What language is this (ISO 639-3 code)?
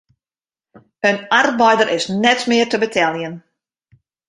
fry